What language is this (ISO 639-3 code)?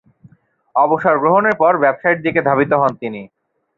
ben